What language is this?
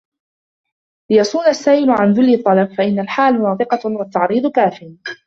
Arabic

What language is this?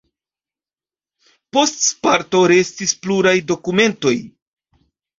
Esperanto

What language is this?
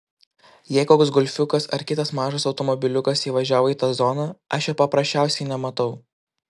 Lithuanian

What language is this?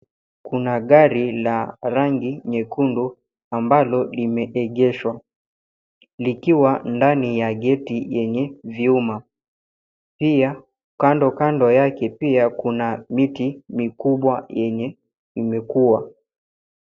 Swahili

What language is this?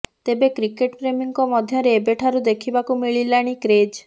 Odia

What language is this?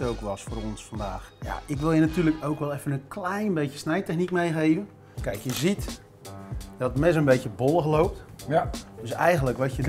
Dutch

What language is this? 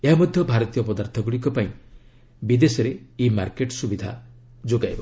Odia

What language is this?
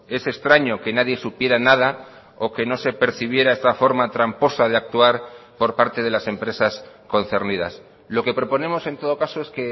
Spanish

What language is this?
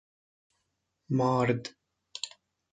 Persian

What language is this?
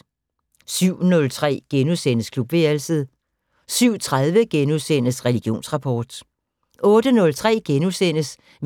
Danish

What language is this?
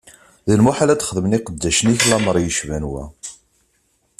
Kabyle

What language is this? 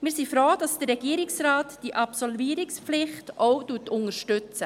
Swiss German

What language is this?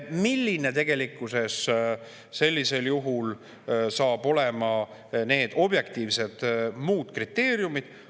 Estonian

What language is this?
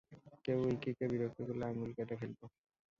Bangla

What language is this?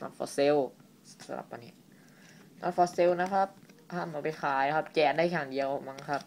Thai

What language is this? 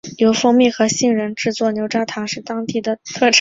Chinese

